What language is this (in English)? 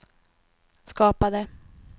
Swedish